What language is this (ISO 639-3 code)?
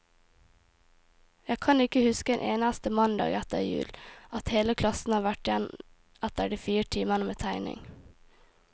nor